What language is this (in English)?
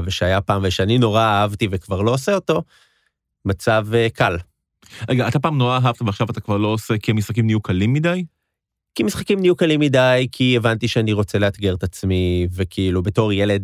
Hebrew